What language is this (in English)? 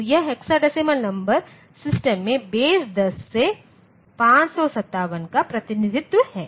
Hindi